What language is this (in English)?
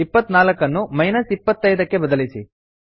Kannada